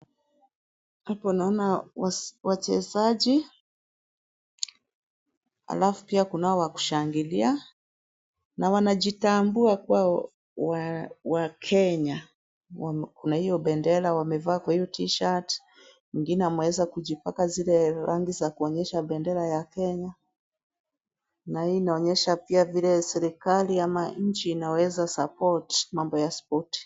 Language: Swahili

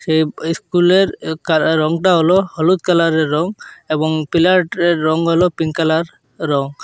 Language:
Bangla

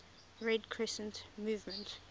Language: English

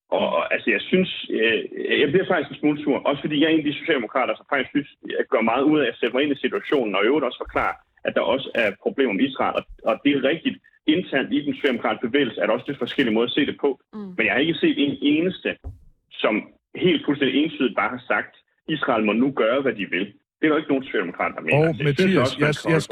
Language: Danish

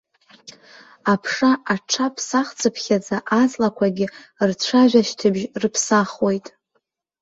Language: Abkhazian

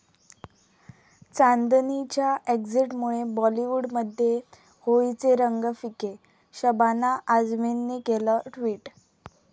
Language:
Marathi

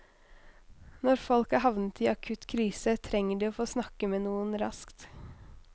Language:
Norwegian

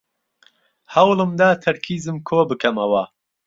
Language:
Central Kurdish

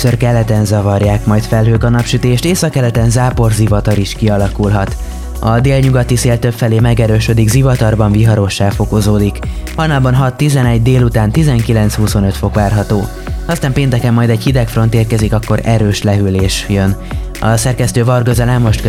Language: Hungarian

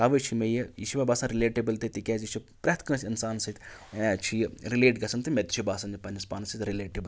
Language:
Kashmiri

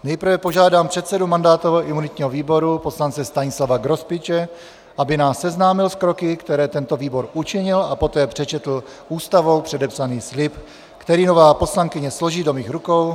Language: Czech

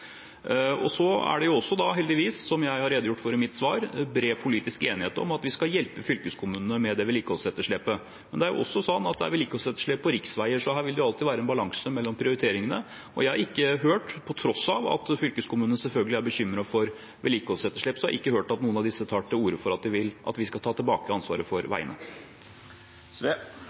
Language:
Norwegian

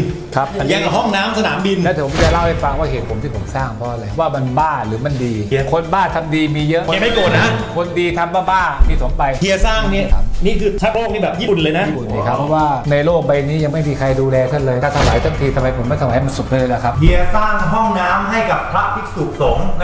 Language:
Thai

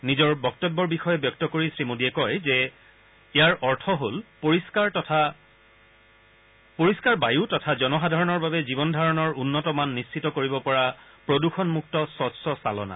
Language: Assamese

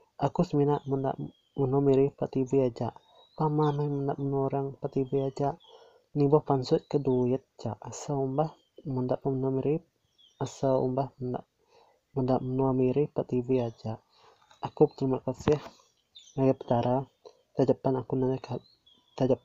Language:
Malay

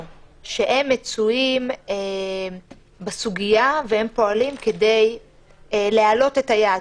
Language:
Hebrew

